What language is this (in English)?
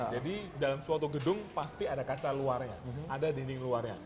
Indonesian